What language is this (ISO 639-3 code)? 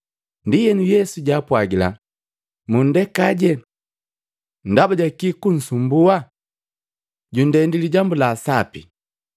mgv